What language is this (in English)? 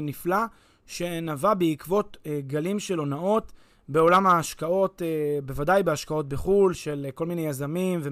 Hebrew